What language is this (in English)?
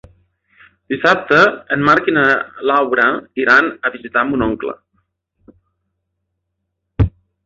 Catalan